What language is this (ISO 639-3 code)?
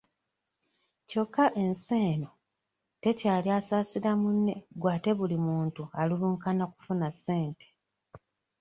lug